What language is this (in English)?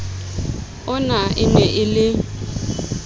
Southern Sotho